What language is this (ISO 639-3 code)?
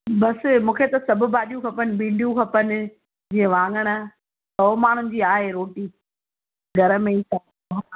snd